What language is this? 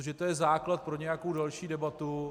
Czech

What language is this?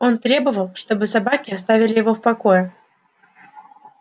Russian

